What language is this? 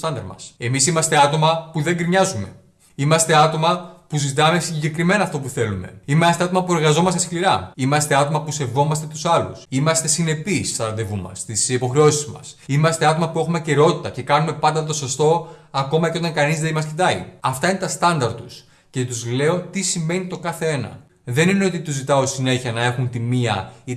Greek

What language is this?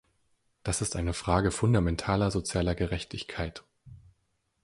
German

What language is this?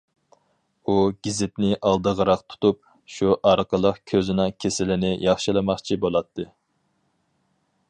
Uyghur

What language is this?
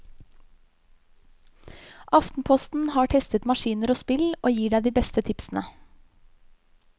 Norwegian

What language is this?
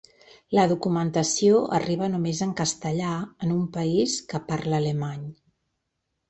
Catalan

